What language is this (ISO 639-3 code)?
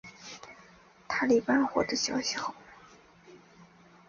zho